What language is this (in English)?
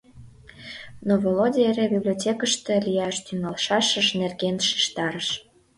Mari